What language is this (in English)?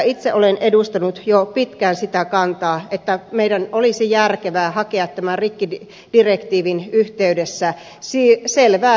Finnish